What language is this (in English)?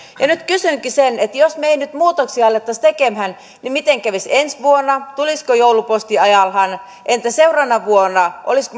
Finnish